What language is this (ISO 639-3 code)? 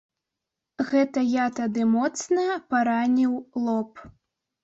bel